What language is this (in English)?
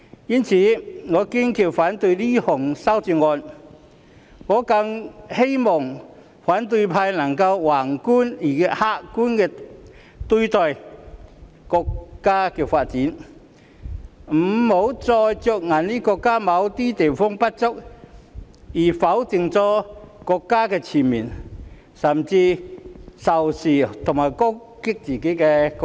Cantonese